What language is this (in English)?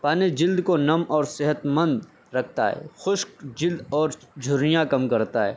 Urdu